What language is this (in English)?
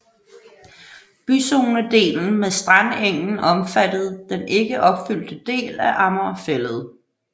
Danish